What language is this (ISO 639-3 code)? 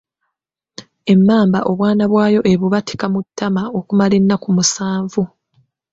lug